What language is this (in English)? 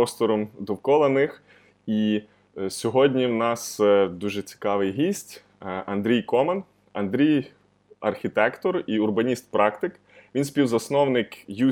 Ukrainian